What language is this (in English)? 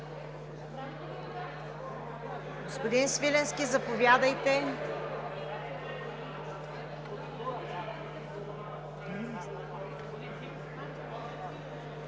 Bulgarian